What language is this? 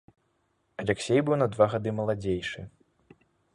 Belarusian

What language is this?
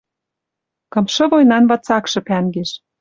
Western Mari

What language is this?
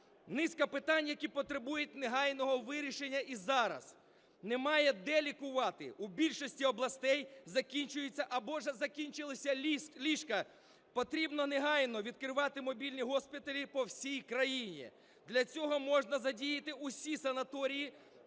Ukrainian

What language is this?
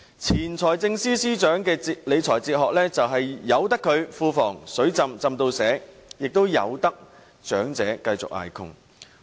Cantonese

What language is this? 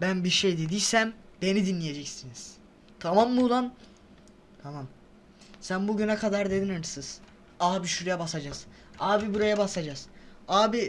Turkish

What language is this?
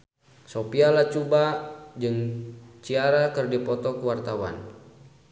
Sundanese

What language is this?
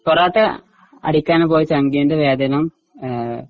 Malayalam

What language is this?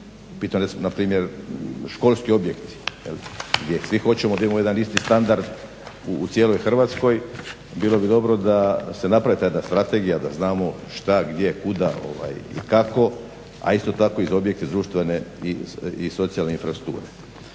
Croatian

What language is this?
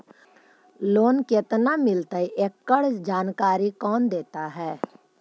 Magahi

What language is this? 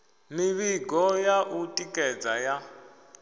Venda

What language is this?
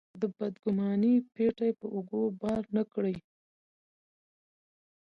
Pashto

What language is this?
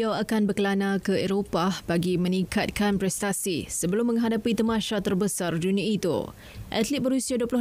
Malay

